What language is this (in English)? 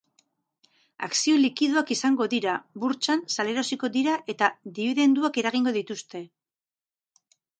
Basque